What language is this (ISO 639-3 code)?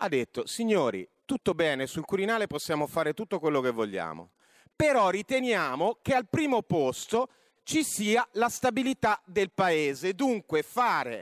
ita